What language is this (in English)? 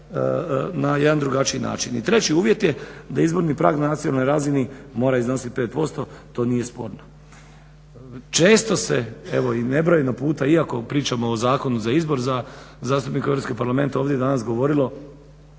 Croatian